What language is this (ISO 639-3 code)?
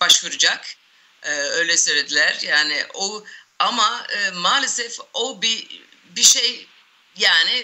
tur